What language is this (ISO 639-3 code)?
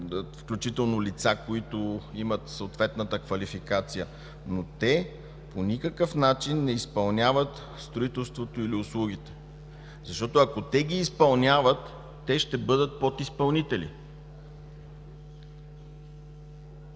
bul